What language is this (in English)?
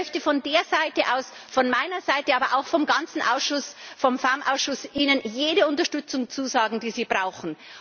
German